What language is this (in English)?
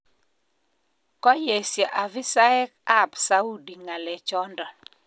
Kalenjin